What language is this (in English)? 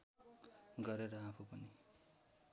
Nepali